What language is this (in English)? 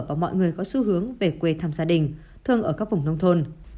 Vietnamese